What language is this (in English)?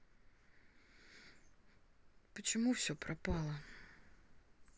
Russian